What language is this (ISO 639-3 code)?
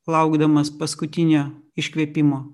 lit